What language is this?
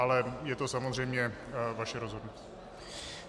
Czech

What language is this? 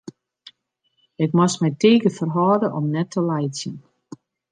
Western Frisian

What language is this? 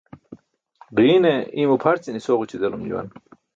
Burushaski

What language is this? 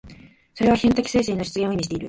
Japanese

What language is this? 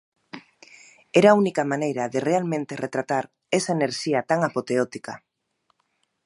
Galician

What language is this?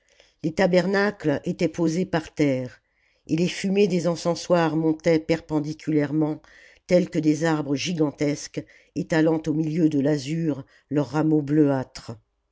French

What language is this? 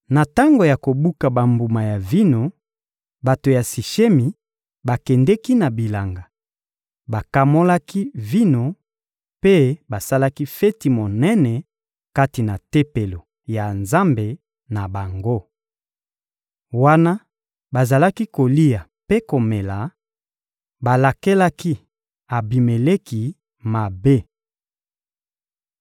Lingala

